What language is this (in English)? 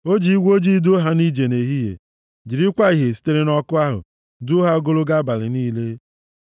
Igbo